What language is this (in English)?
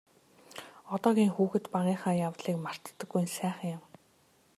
Mongolian